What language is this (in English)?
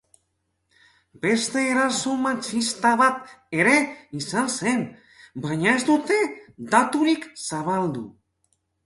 Basque